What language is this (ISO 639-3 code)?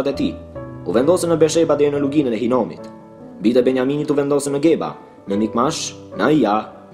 ron